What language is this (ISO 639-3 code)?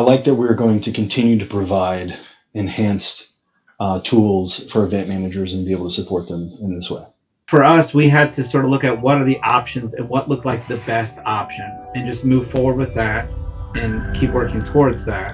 eng